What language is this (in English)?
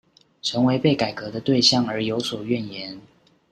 Chinese